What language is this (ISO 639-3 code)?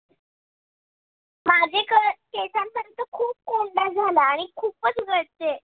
mar